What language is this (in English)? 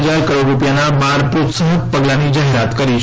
Gujarati